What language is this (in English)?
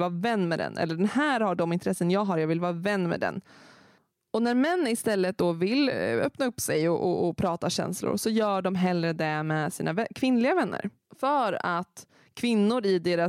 Swedish